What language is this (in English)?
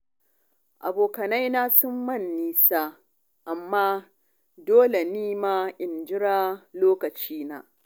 Hausa